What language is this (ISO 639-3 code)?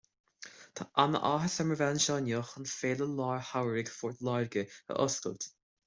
gle